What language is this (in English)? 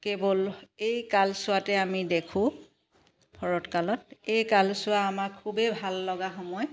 Assamese